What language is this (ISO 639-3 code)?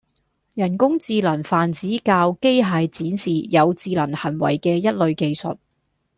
yue